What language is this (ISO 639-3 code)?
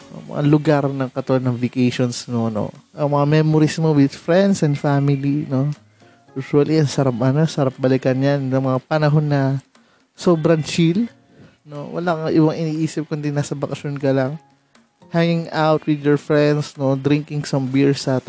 fil